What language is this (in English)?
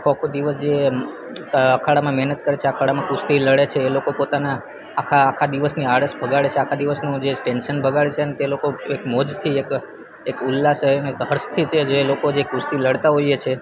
Gujarati